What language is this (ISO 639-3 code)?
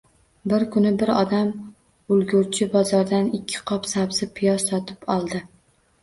uzb